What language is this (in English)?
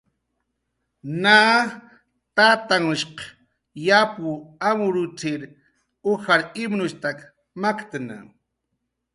Jaqaru